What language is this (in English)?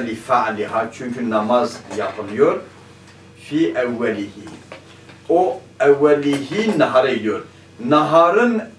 Turkish